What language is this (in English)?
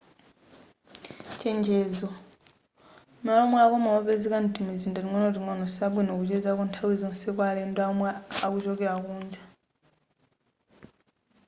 Nyanja